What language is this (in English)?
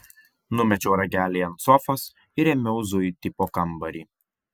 Lithuanian